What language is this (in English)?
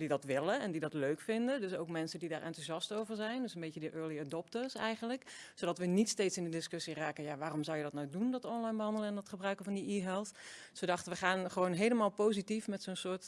Dutch